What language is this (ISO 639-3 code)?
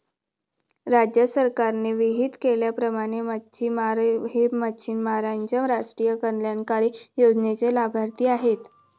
mar